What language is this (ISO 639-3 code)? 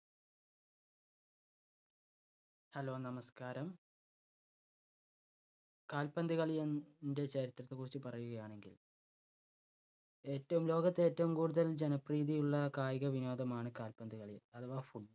mal